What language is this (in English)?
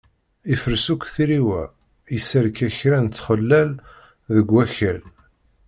Kabyle